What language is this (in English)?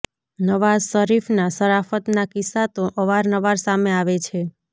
Gujarati